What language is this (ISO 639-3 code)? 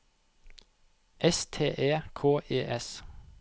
nor